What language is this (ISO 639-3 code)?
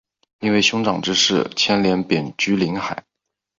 zho